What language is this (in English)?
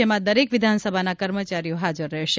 Gujarati